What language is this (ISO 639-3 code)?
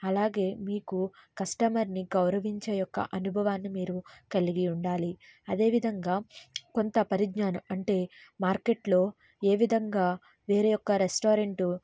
tel